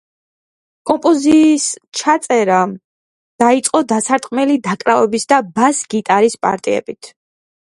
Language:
Georgian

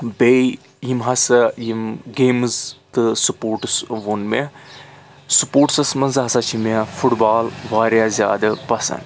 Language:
Kashmiri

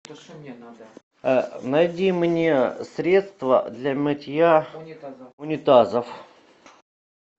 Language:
Russian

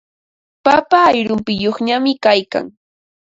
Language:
Ambo-Pasco Quechua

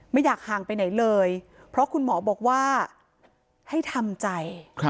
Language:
Thai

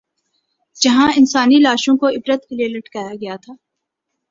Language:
Urdu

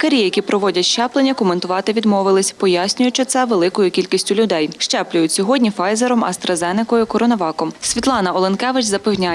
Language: Ukrainian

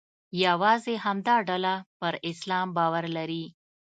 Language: Pashto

